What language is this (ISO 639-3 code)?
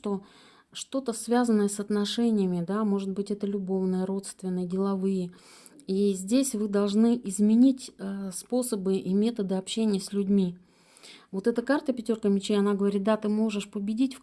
rus